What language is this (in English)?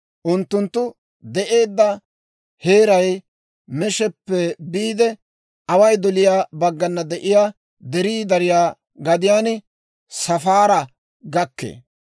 Dawro